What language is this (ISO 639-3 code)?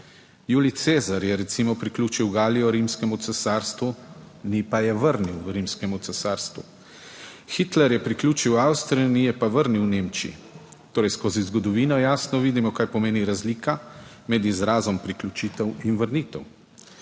slv